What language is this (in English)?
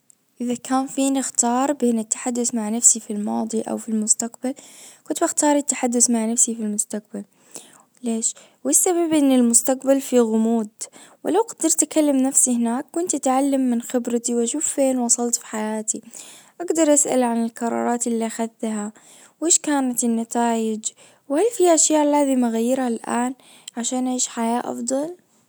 Najdi Arabic